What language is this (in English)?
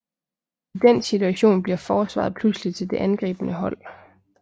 Danish